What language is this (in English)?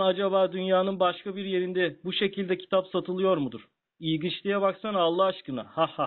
Turkish